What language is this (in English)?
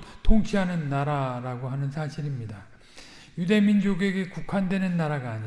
Korean